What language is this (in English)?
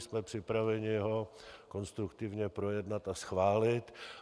Czech